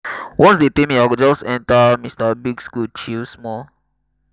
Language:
Nigerian Pidgin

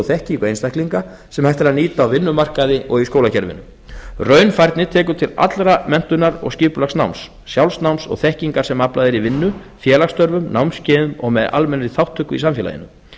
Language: Icelandic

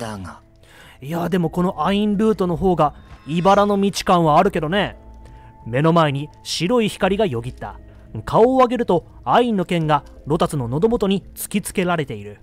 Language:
Japanese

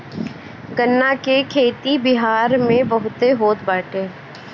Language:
Bhojpuri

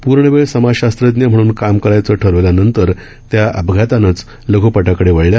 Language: Marathi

